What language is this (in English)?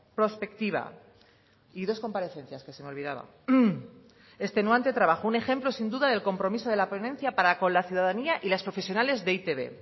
Spanish